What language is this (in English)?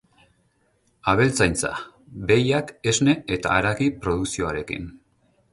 Basque